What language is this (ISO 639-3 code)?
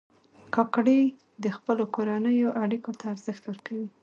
pus